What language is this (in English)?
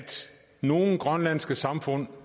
Danish